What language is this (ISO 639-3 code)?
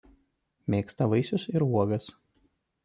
lit